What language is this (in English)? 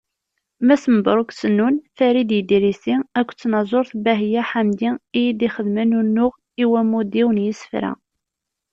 Kabyle